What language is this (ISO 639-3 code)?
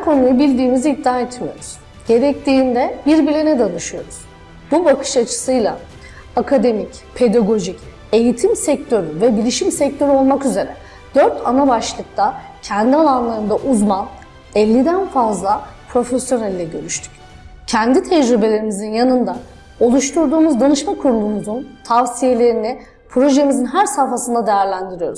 tur